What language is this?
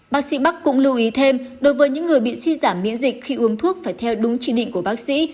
Vietnamese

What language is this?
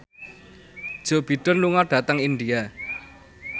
Javanese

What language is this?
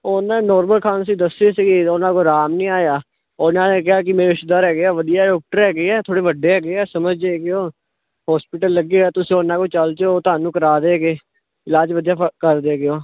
Punjabi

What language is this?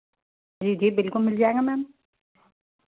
Hindi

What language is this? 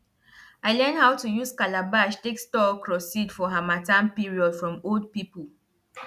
Nigerian Pidgin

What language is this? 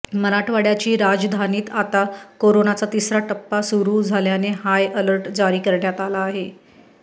Marathi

